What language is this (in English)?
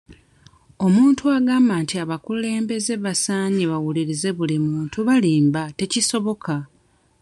Ganda